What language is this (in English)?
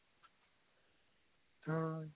Punjabi